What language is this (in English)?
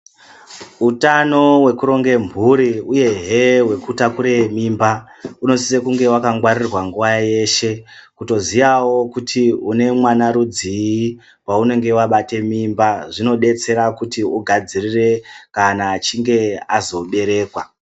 Ndau